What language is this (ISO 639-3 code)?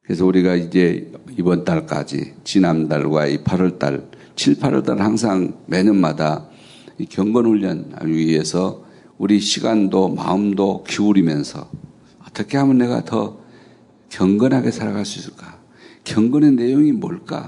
kor